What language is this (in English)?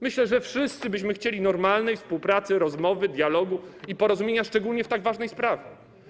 Polish